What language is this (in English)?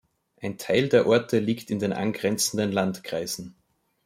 German